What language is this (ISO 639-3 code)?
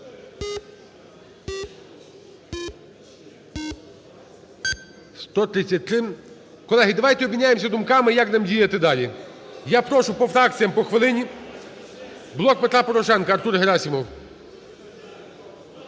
ukr